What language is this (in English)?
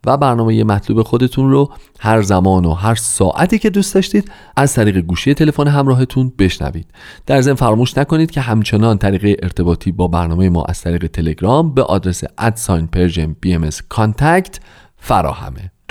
Persian